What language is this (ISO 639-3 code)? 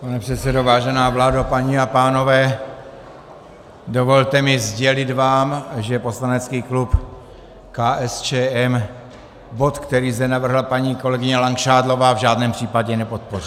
ces